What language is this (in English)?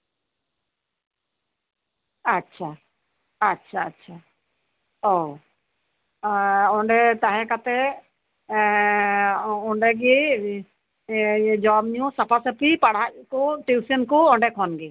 Santali